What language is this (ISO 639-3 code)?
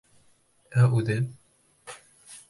bak